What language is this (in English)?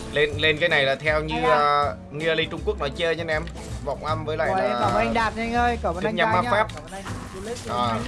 Vietnamese